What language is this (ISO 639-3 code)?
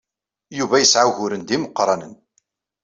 kab